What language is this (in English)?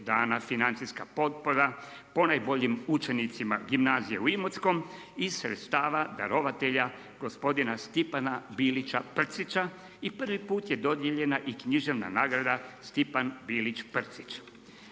Croatian